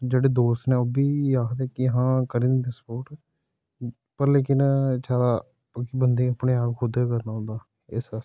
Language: Dogri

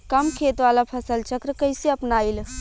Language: Bhojpuri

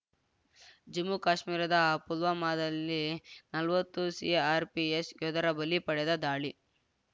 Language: Kannada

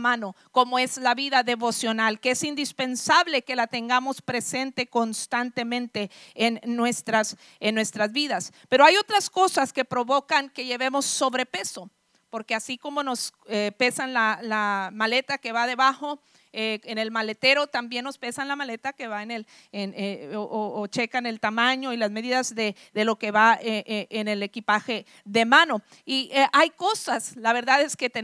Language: Spanish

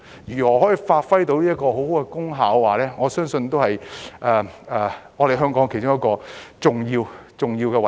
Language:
Cantonese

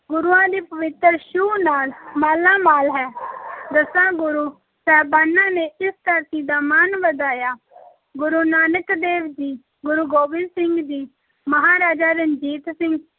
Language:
Punjabi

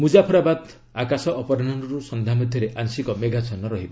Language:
Odia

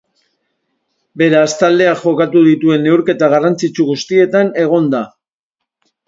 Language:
Basque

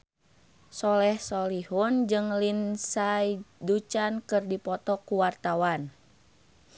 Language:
Sundanese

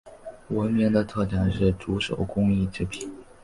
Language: Chinese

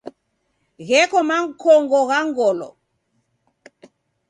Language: Taita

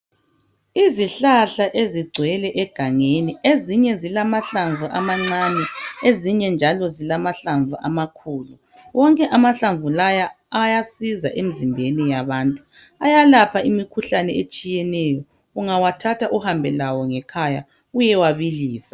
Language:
North Ndebele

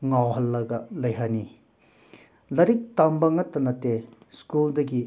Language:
Manipuri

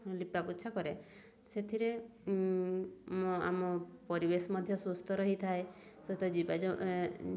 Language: Odia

